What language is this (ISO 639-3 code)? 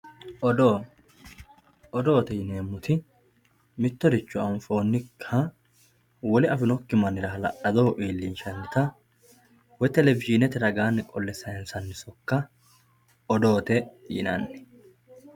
sid